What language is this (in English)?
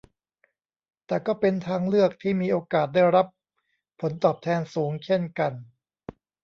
Thai